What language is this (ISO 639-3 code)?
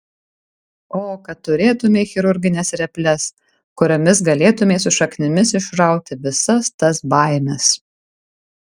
lit